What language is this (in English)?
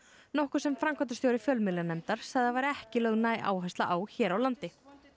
Icelandic